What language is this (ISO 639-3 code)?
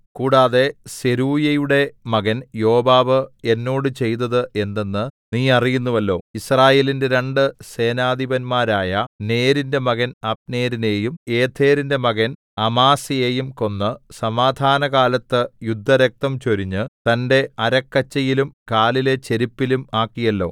mal